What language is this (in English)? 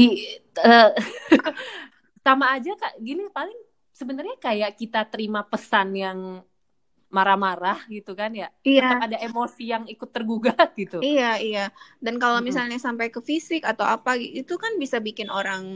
Indonesian